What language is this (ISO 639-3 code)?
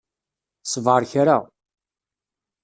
kab